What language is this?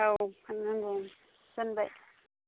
Bodo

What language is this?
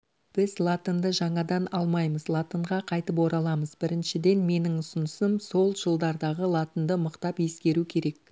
Kazakh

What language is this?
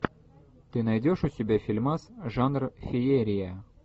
Russian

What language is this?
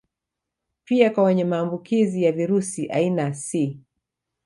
Swahili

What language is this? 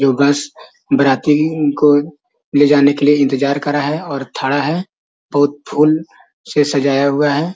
Magahi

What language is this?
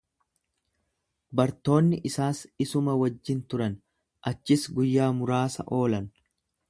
Oromo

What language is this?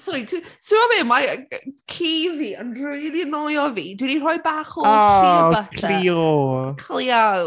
Welsh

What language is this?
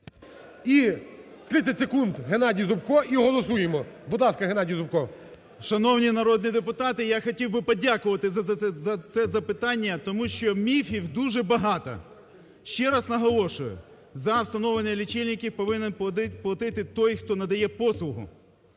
Ukrainian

